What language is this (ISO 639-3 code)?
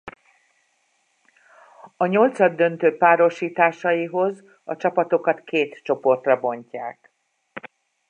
hun